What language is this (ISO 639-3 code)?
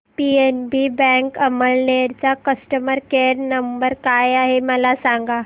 mar